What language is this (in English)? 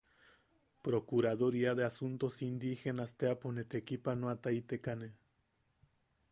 Yaqui